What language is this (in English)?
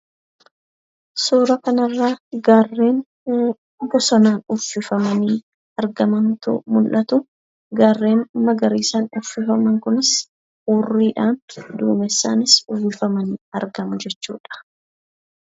Oromo